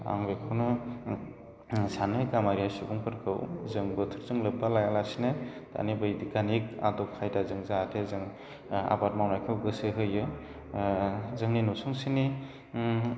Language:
Bodo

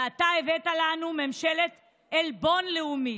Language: Hebrew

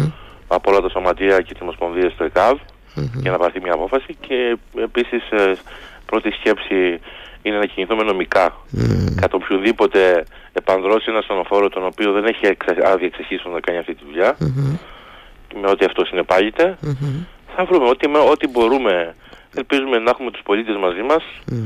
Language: Greek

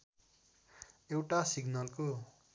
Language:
Nepali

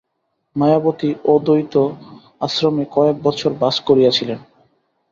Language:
Bangla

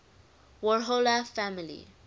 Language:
English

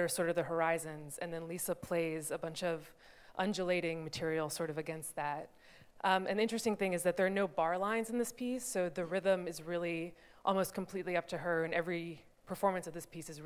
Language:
English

